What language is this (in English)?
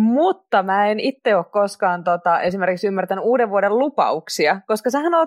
Finnish